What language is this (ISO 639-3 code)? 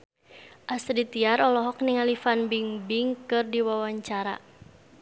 sun